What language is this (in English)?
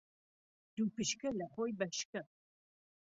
Central Kurdish